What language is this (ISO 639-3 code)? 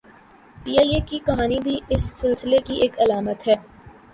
urd